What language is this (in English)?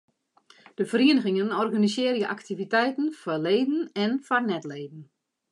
Western Frisian